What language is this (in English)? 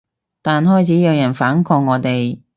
Cantonese